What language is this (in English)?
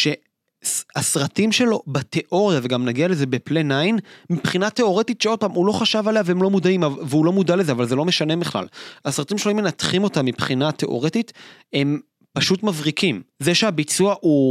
Hebrew